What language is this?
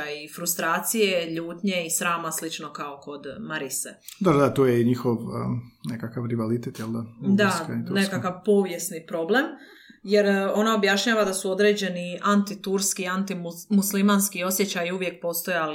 Croatian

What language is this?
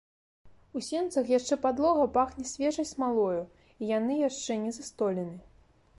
Belarusian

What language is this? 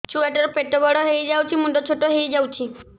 Odia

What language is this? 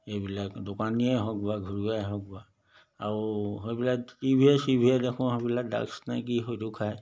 Assamese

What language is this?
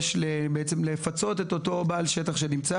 Hebrew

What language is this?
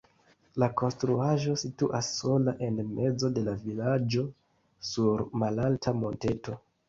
Esperanto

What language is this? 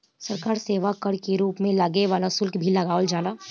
Bhojpuri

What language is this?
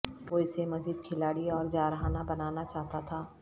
Urdu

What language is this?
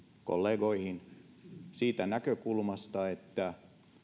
Finnish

